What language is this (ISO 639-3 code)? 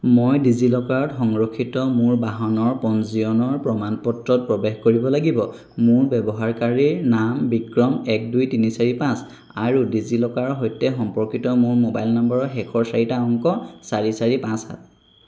asm